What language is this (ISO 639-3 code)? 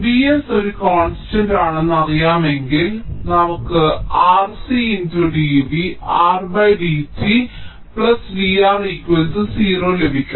mal